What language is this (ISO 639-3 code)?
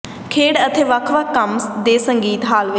pan